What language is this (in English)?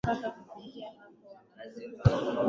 Swahili